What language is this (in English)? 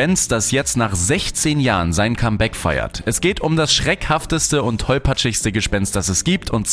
German